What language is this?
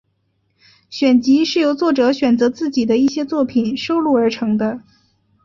Chinese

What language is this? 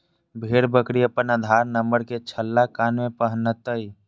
Magahi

